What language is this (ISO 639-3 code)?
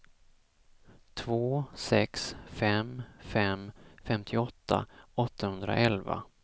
swe